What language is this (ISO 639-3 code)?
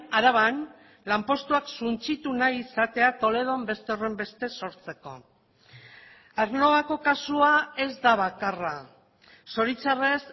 eus